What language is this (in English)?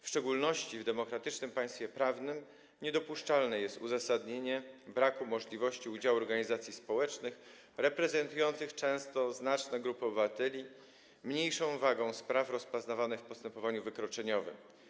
Polish